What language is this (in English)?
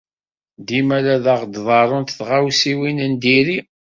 Kabyle